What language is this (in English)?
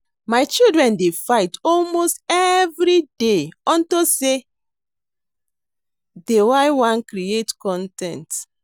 Nigerian Pidgin